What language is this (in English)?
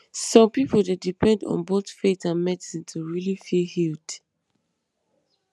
Nigerian Pidgin